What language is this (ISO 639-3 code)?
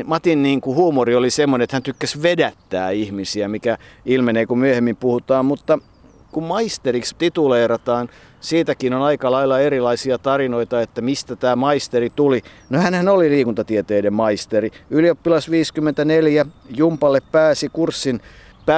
fin